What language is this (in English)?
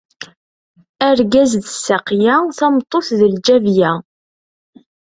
Kabyle